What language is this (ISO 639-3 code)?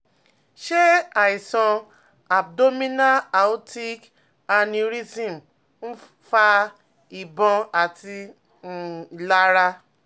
yor